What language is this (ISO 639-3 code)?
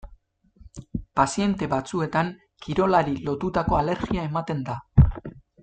eus